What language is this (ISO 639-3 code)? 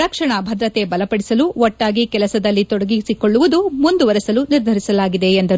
kan